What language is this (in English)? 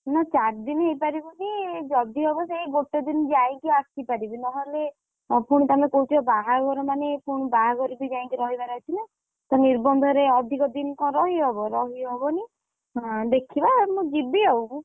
Odia